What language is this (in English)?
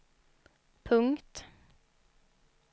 Swedish